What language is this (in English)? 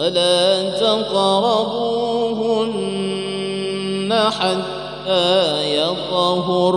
Arabic